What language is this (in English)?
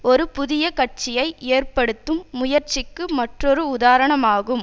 Tamil